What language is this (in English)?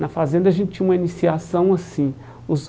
Portuguese